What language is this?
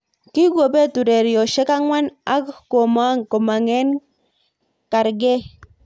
Kalenjin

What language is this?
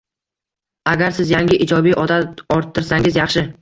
Uzbek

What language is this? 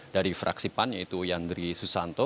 Indonesian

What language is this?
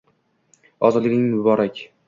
Uzbek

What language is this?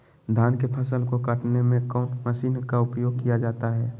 Magahi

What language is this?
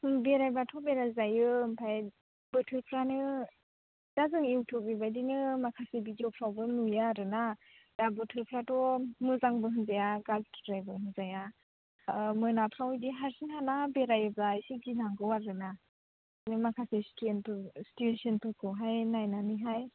Bodo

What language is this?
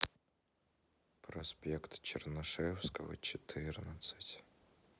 Russian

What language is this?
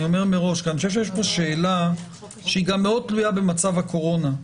Hebrew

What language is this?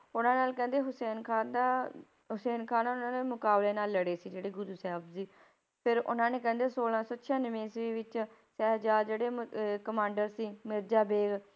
Punjabi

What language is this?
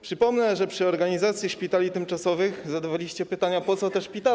Polish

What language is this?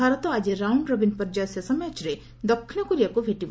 Odia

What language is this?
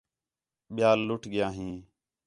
Khetrani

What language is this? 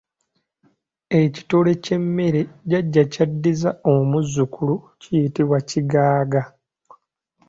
Ganda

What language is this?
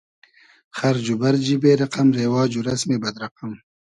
Hazaragi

